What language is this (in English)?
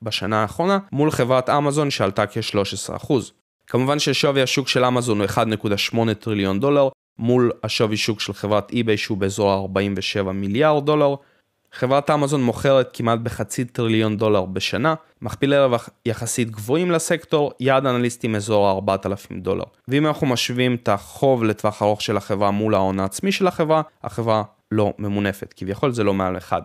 Hebrew